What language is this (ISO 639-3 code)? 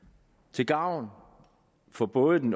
dan